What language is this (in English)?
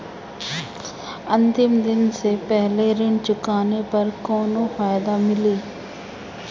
Bhojpuri